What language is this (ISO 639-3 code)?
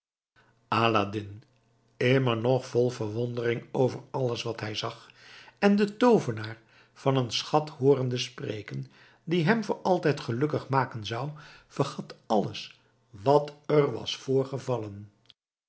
nld